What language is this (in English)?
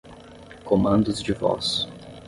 Portuguese